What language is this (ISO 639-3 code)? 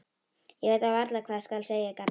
isl